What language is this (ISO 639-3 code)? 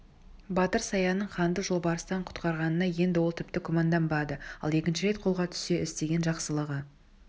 kaz